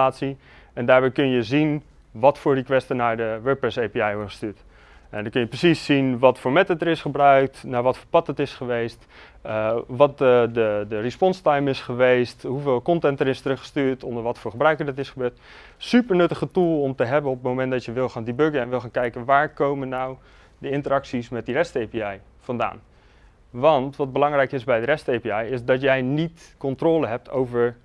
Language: Dutch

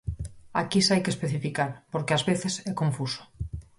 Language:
Galician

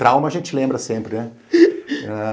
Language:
Portuguese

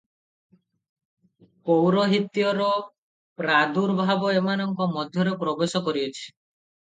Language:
Odia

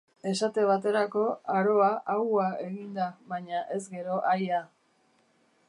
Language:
Basque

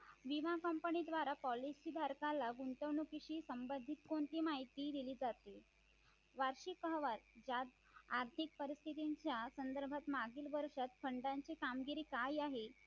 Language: Marathi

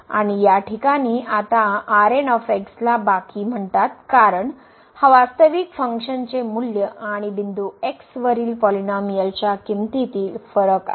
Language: Marathi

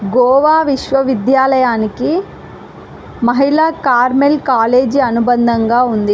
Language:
Telugu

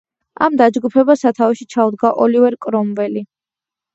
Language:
Georgian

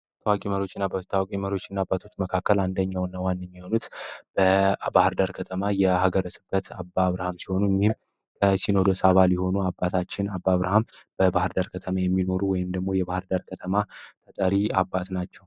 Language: Amharic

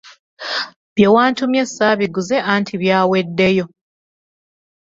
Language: Ganda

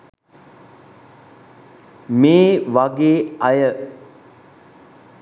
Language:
Sinhala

